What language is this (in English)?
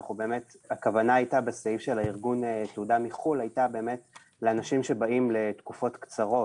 Hebrew